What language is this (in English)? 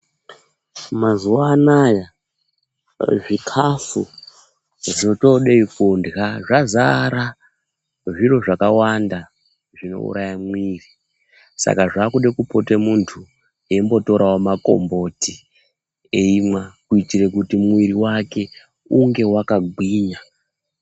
Ndau